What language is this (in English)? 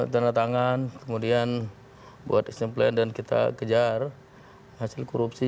Indonesian